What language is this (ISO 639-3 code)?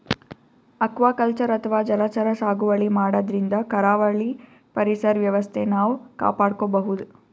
kan